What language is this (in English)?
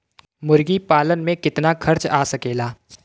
Bhojpuri